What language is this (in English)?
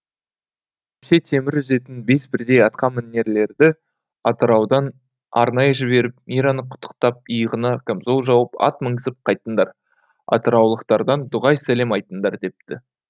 Kazakh